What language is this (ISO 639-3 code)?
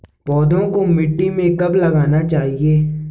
hin